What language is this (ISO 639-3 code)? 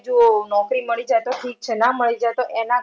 guj